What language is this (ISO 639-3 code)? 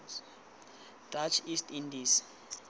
tsn